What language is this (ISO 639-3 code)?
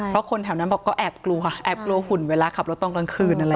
tha